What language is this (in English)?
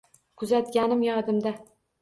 Uzbek